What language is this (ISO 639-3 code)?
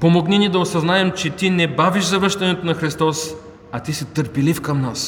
bul